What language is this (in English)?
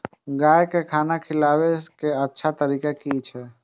Maithili